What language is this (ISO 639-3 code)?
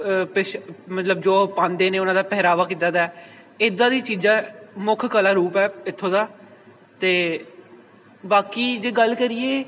pan